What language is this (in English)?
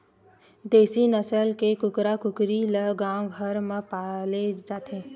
Chhattisgarhi